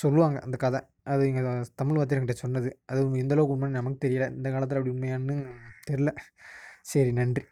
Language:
Tamil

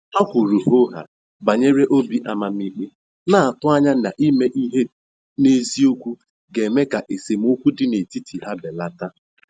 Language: Igbo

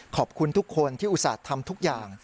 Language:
Thai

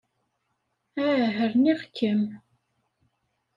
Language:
Kabyle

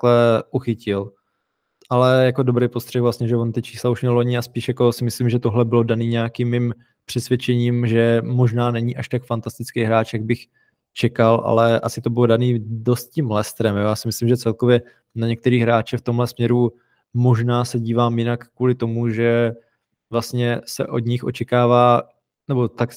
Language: Czech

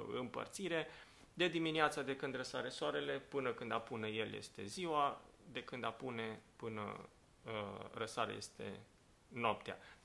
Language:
Romanian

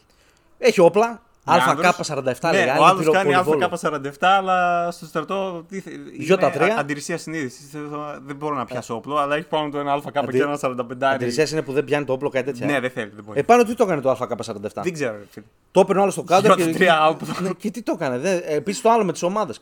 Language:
Greek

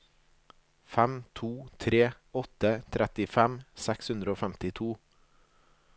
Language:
Norwegian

